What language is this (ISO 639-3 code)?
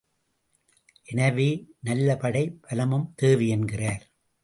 tam